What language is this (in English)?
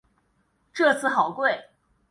Chinese